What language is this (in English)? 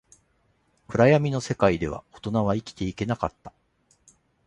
Japanese